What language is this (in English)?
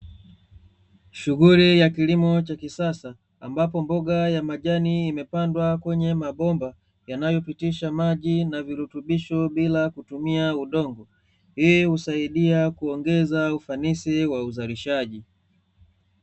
Swahili